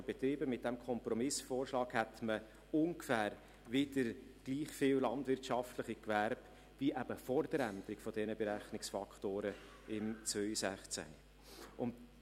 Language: Swiss German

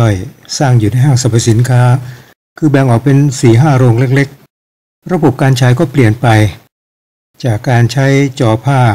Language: Thai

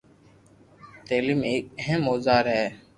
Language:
Loarki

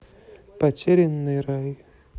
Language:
Russian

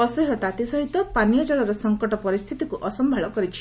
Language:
Odia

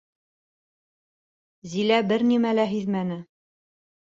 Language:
Bashkir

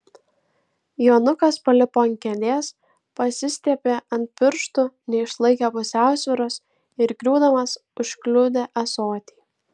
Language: Lithuanian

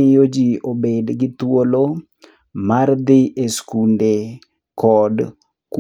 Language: Luo (Kenya and Tanzania)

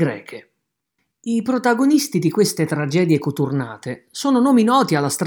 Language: Italian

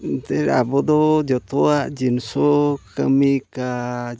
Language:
Santali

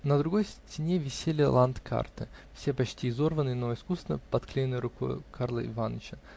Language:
Russian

